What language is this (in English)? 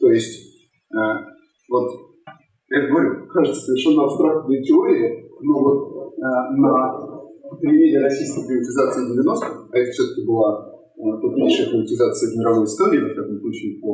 Russian